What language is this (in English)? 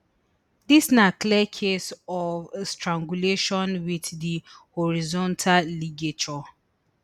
Nigerian Pidgin